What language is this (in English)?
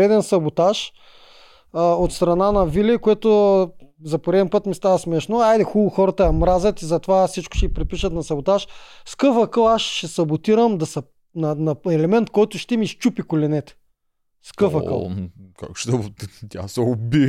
Bulgarian